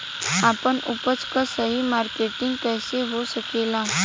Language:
Bhojpuri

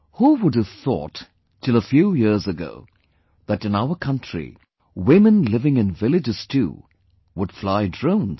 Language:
English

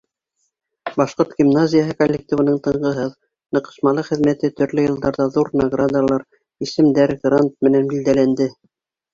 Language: Bashkir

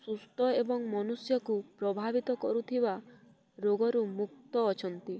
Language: Odia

